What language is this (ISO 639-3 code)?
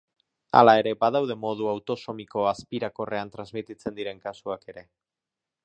eus